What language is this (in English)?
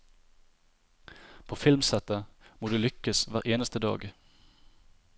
Norwegian